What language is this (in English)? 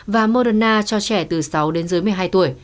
Vietnamese